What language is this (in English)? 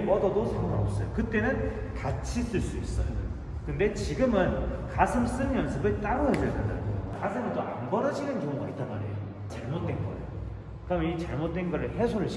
Korean